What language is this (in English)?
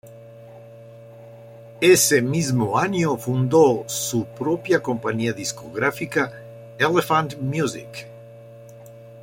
Spanish